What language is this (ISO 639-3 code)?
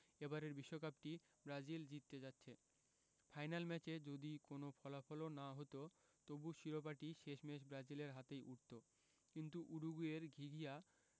ben